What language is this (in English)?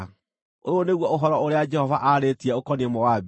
Kikuyu